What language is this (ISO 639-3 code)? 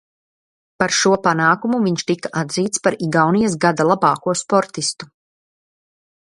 lav